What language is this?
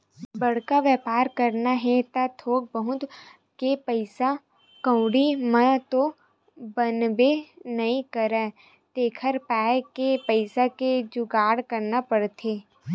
Chhattisgarhi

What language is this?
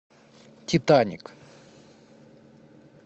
Russian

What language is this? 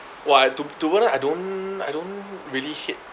English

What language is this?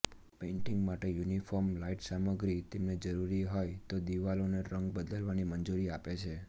Gujarati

